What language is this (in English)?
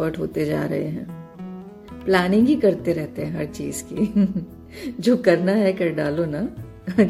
Hindi